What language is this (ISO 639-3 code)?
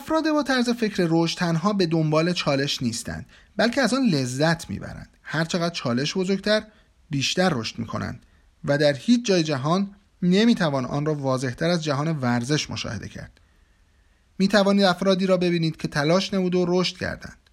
fas